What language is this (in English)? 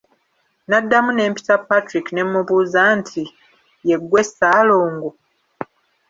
Ganda